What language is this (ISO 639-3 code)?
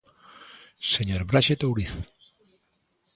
glg